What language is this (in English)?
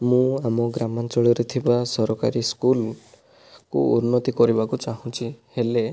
Odia